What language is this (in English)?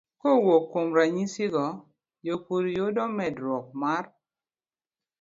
Luo (Kenya and Tanzania)